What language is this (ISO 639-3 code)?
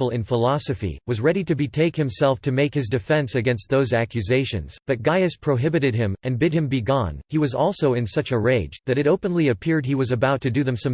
eng